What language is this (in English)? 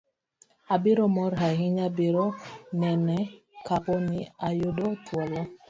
Luo (Kenya and Tanzania)